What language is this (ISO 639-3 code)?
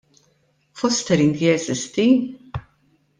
mlt